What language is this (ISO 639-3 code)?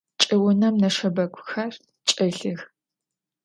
ady